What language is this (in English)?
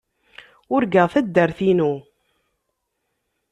Kabyle